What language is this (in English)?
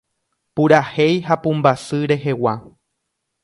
Guarani